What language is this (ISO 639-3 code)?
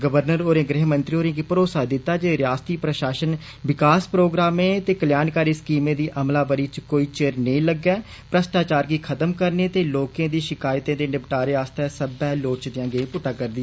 doi